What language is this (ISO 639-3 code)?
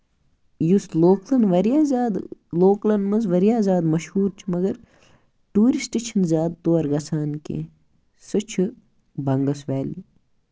kas